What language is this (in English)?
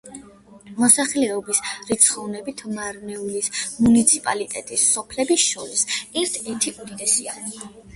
Georgian